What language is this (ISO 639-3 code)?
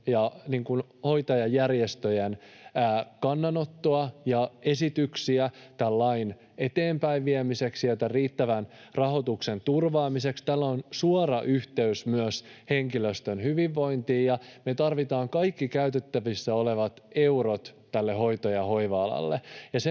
fin